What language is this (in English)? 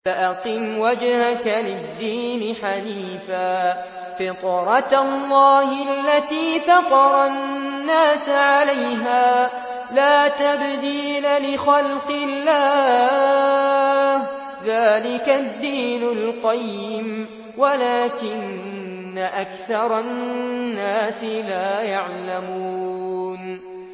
Arabic